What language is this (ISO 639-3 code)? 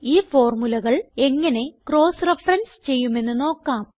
mal